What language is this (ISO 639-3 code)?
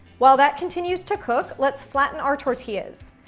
eng